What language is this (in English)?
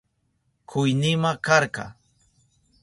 Southern Pastaza Quechua